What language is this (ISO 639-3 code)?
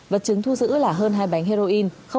vie